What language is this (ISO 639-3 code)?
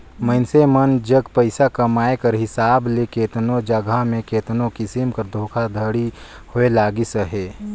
hne